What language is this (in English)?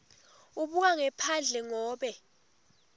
Swati